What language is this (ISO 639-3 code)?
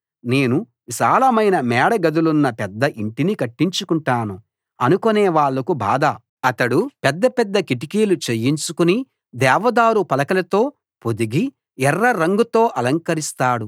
tel